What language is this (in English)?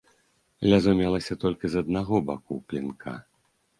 Belarusian